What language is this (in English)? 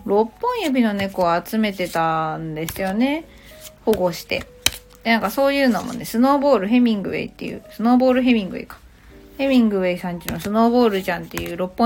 Japanese